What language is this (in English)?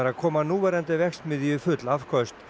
Icelandic